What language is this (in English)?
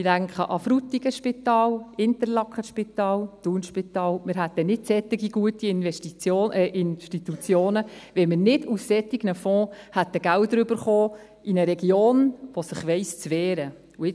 Swiss German